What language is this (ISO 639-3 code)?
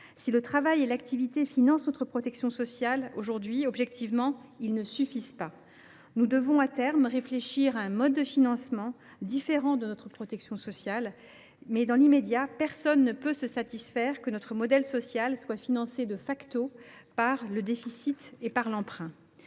fra